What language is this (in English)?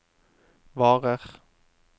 Norwegian